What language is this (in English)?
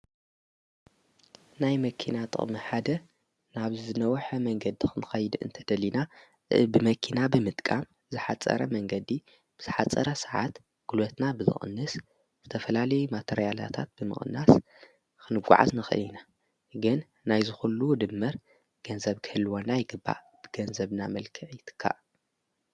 Tigrinya